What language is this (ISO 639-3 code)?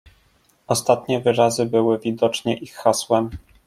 pol